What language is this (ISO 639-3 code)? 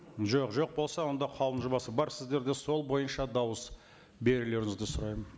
kaz